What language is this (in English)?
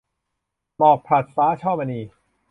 Thai